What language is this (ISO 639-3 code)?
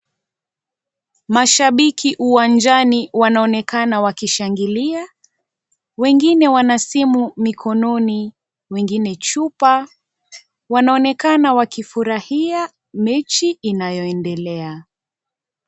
swa